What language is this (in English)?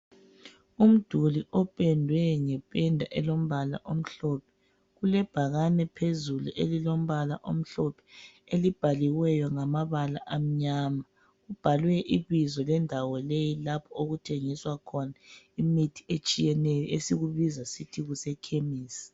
North Ndebele